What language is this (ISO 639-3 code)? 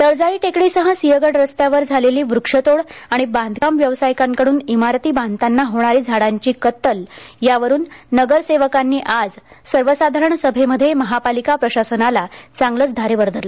mar